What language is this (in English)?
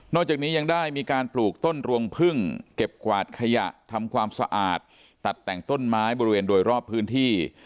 Thai